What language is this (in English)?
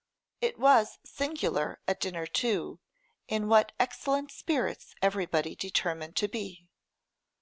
English